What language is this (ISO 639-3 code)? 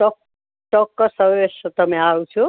guj